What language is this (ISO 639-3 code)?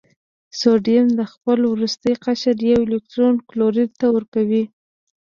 pus